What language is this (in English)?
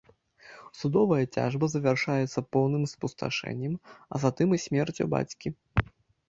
Belarusian